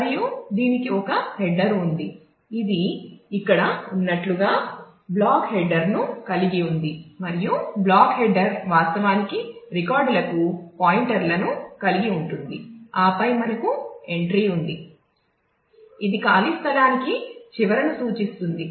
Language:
Telugu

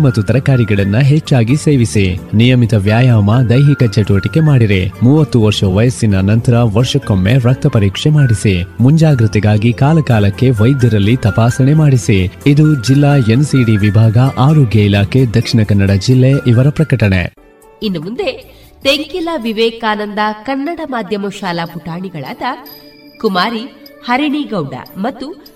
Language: Kannada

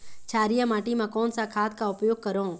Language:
Chhattisgarhi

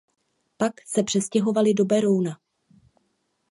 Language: Czech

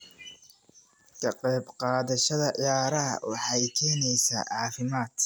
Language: Somali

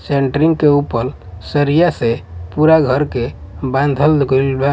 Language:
Bhojpuri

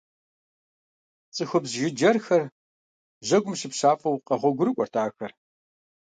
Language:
Kabardian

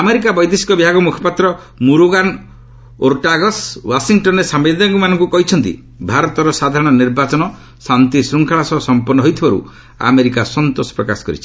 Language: Odia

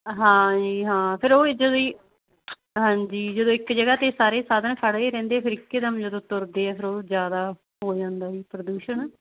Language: Punjabi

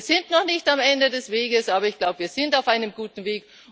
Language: German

